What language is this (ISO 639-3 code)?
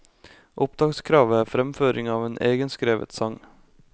nor